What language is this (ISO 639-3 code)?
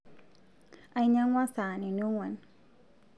mas